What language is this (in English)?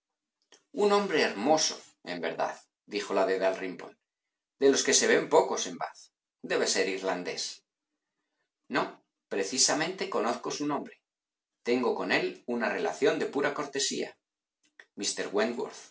Spanish